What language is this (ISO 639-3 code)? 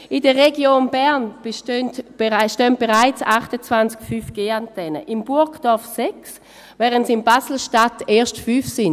gsw